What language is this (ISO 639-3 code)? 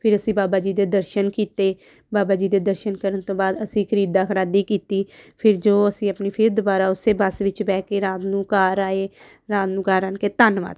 pan